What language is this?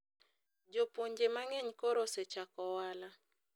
Luo (Kenya and Tanzania)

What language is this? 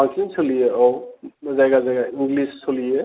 Bodo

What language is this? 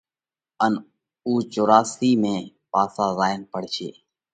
Parkari Koli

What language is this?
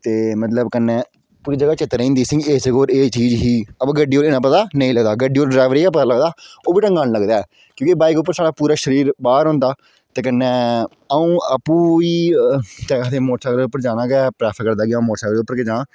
Dogri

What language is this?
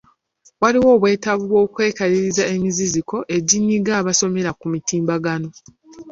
Ganda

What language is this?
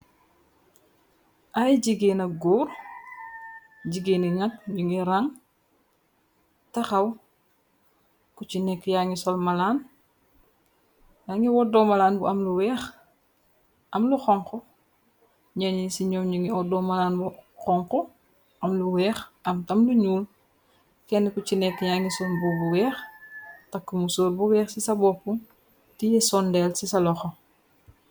Wolof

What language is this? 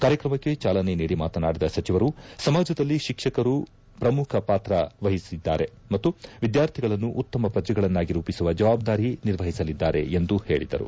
Kannada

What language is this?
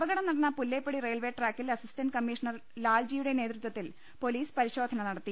Malayalam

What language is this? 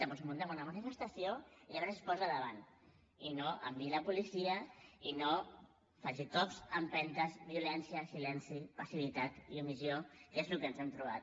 Catalan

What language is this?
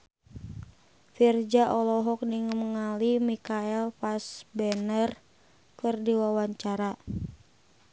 Sundanese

